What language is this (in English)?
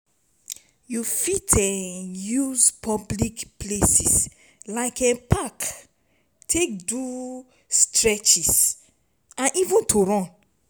Nigerian Pidgin